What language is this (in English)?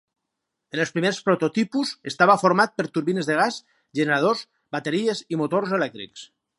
Catalan